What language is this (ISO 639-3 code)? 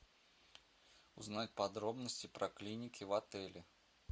rus